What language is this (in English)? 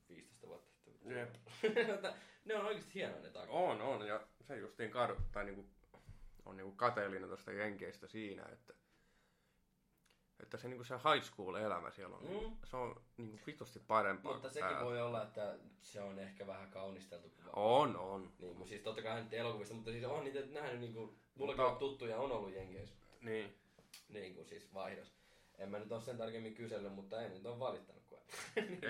Finnish